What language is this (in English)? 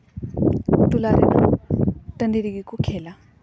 Santali